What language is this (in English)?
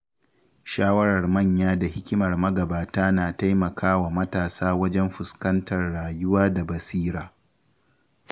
Hausa